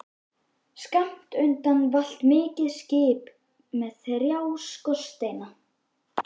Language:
Icelandic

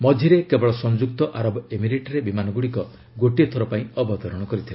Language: Odia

